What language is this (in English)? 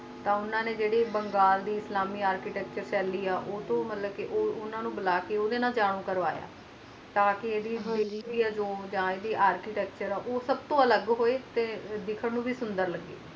Punjabi